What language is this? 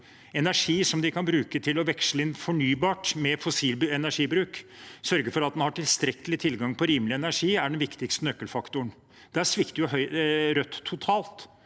Norwegian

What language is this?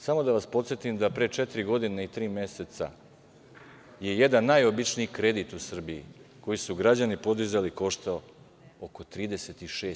Serbian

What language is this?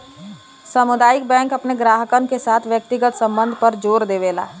Bhojpuri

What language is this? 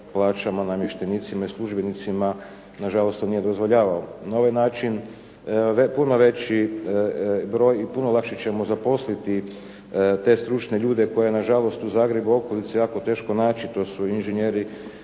Croatian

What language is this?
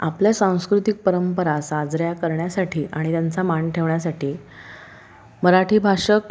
Marathi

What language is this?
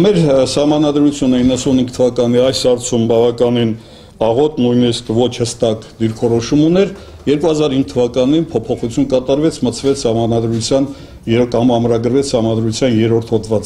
French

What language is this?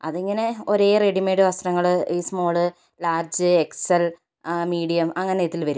Malayalam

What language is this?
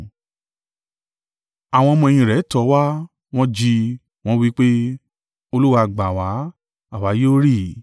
Yoruba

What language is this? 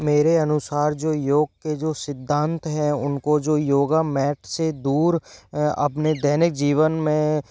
Hindi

